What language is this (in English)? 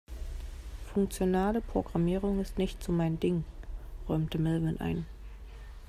German